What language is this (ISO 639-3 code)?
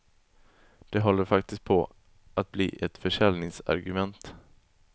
swe